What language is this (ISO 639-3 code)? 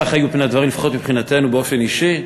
heb